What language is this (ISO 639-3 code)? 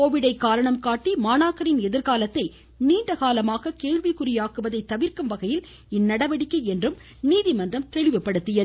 tam